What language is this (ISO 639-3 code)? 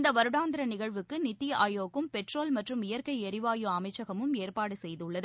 tam